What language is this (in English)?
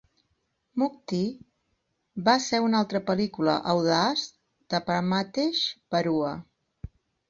Catalan